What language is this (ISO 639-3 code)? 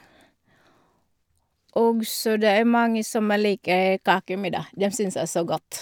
nor